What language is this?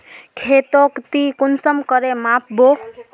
Magahi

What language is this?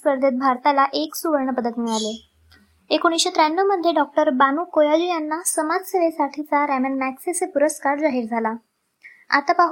Marathi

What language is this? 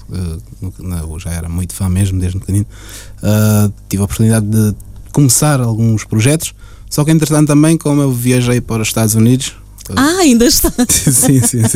Portuguese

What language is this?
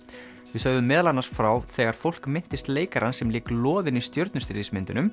Icelandic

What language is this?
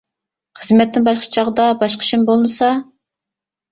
Uyghur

